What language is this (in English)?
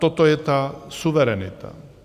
Czech